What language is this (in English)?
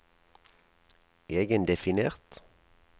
Norwegian